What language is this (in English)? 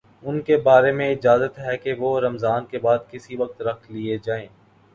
Urdu